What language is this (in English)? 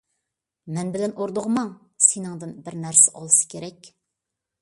Uyghur